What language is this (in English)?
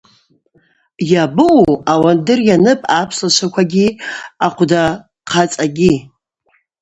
Abaza